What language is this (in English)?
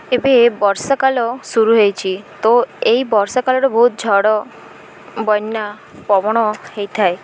Odia